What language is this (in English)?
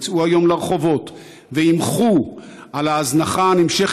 Hebrew